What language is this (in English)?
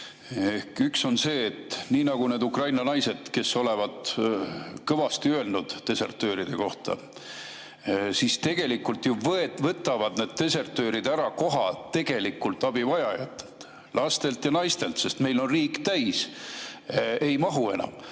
Estonian